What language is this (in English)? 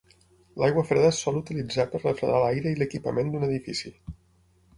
Catalan